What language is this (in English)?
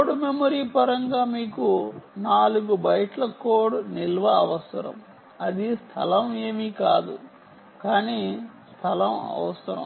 Telugu